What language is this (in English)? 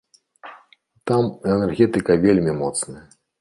Belarusian